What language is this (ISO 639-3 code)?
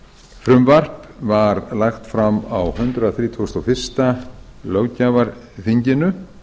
isl